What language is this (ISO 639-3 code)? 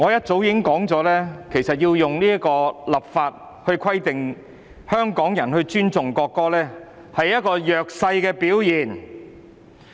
yue